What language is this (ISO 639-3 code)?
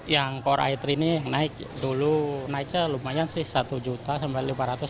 ind